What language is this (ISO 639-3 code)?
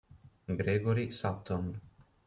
ita